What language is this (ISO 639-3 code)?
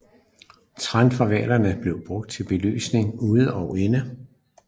dan